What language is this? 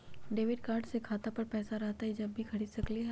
Magahi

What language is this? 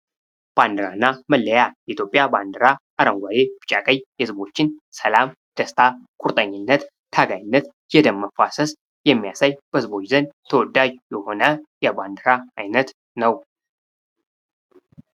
Amharic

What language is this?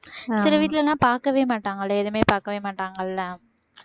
Tamil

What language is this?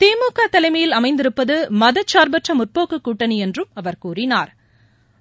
Tamil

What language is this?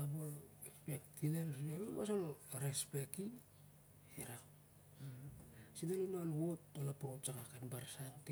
Siar-Lak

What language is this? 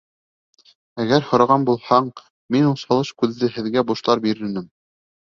Bashkir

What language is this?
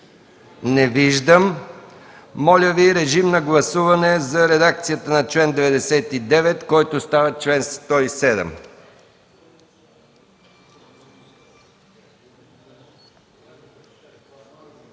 Bulgarian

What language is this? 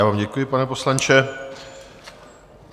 Czech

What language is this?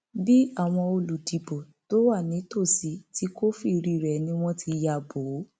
Yoruba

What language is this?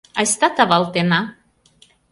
Mari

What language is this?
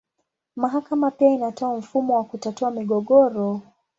Swahili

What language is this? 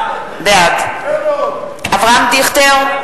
Hebrew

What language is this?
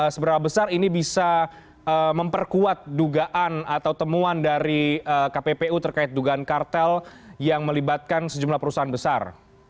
Indonesian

